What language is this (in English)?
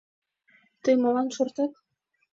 Mari